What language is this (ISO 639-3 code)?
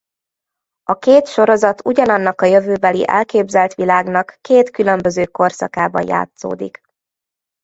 hun